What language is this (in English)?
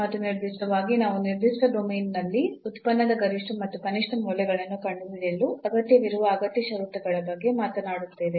Kannada